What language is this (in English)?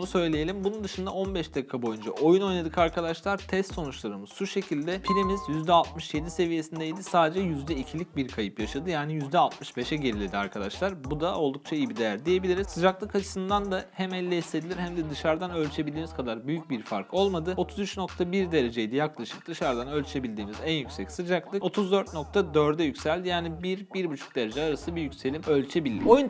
Turkish